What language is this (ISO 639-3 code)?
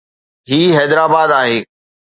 snd